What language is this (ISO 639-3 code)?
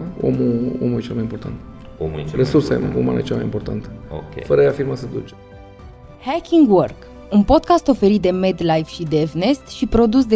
ron